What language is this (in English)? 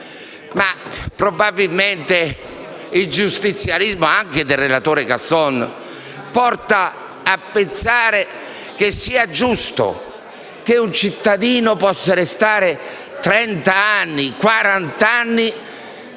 Italian